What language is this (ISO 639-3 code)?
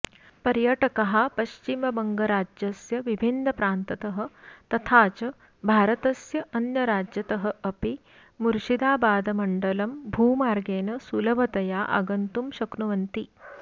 san